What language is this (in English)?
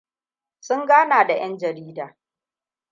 Hausa